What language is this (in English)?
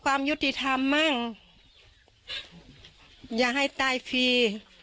Thai